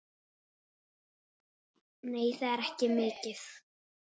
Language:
Icelandic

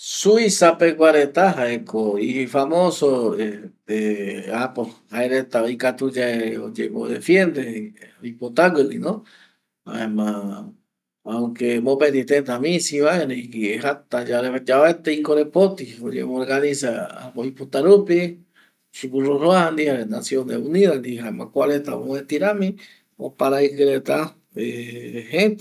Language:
Eastern Bolivian Guaraní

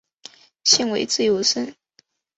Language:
Chinese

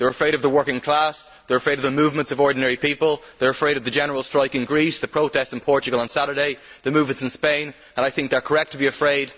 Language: English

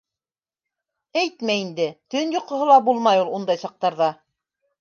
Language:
Bashkir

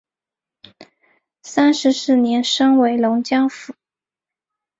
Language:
Chinese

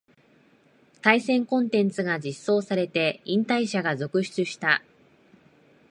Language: Japanese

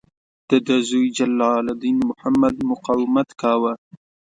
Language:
Pashto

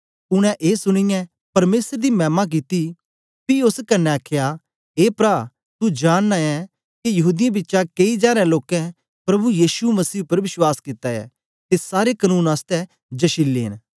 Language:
Dogri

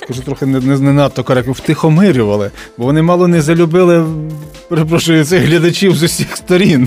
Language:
Ukrainian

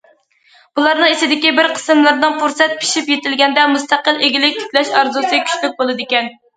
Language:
Uyghur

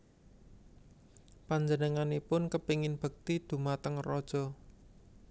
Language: Javanese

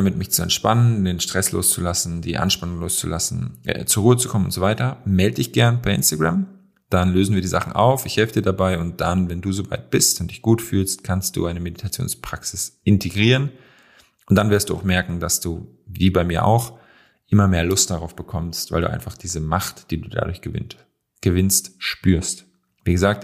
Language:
German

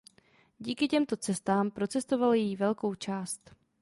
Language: Czech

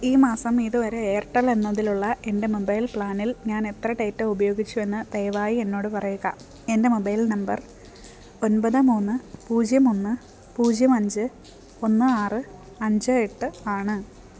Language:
Malayalam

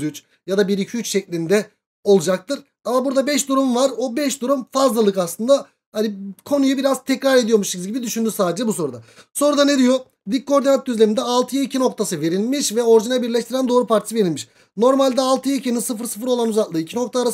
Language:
Turkish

